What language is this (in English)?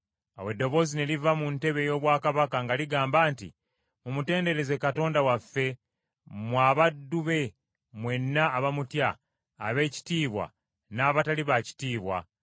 Ganda